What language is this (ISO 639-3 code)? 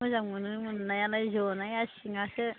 brx